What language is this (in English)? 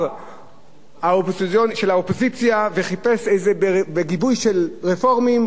Hebrew